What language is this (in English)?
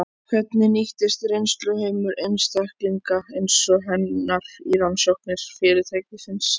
Icelandic